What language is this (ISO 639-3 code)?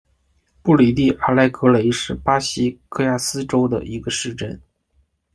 zho